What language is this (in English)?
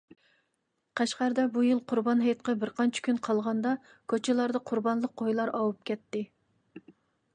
Uyghur